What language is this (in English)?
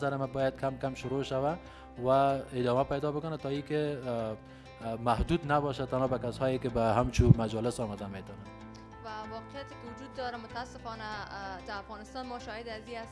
Pashto